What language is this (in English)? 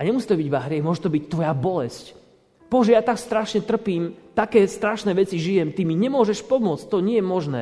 Slovak